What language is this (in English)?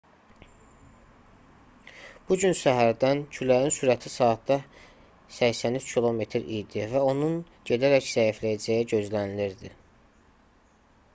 Azerbaijani